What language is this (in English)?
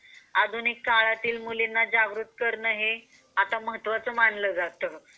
Marathi